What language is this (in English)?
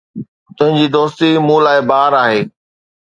Sindhi